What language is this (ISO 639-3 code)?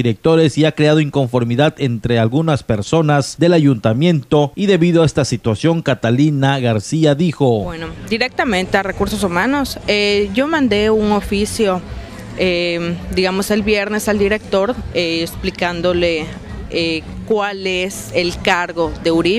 spa